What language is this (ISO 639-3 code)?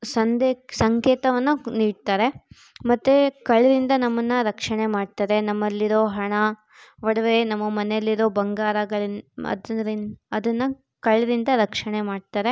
kan